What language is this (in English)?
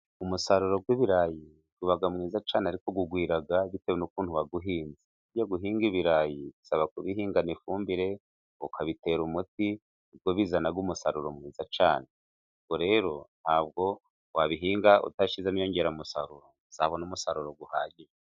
Kinyarwanda